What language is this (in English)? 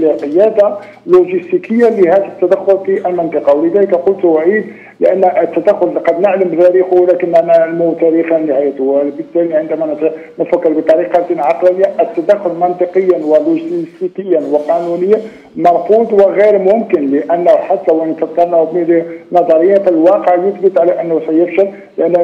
Arabic